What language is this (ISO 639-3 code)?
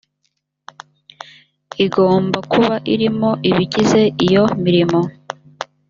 kin